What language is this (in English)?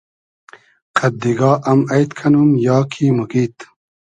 Hazaragi